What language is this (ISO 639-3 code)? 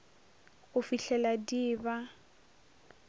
nso